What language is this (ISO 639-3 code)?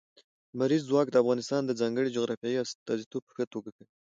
pus